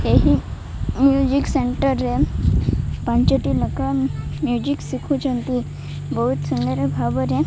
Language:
Odia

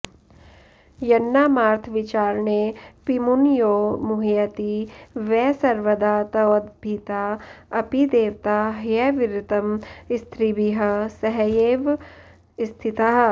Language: Sanskrit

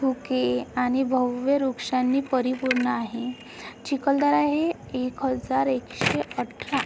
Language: Marathi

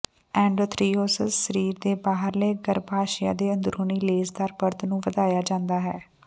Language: Punjabi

